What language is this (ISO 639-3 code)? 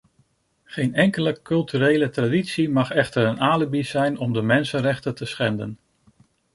nld